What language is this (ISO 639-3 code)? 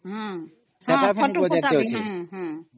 ori